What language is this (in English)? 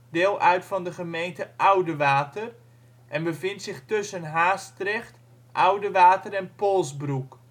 Dutch